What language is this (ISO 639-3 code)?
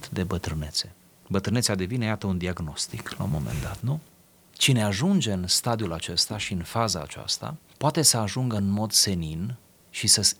ron